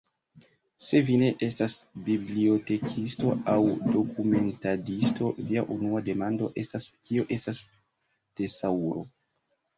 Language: Esperanto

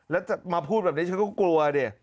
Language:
Thai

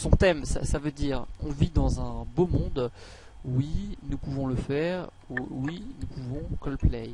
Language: French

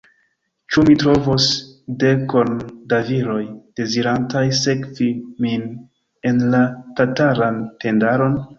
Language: Esperanto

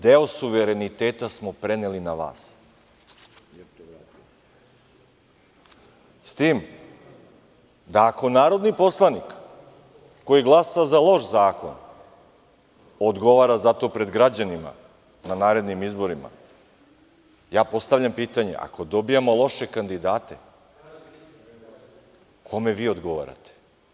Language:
Serbian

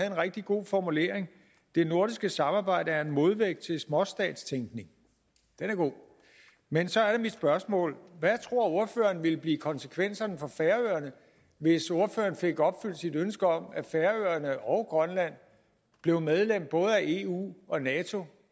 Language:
Danish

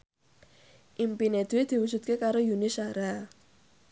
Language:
Javanese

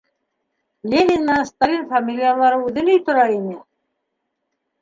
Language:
Bashkir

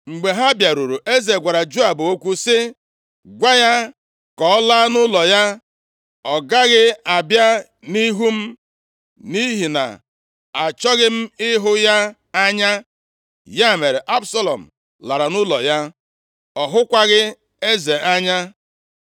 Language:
Igbo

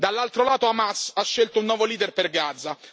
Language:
Italian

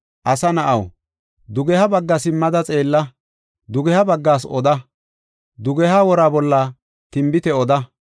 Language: Gofa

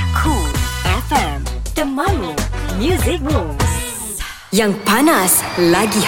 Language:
Malay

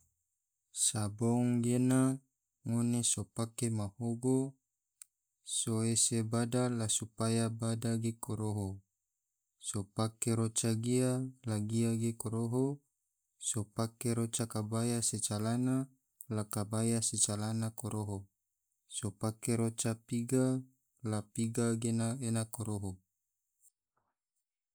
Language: Tidore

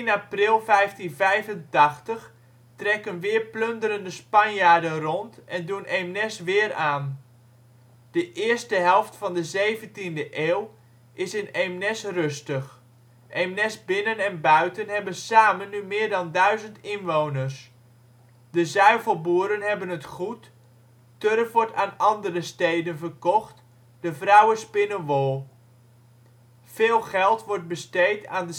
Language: Dutch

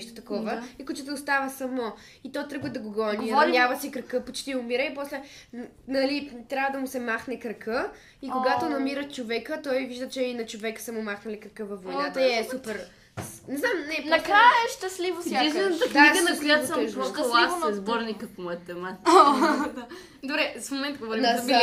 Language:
Bulgarian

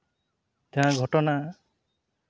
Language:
Santali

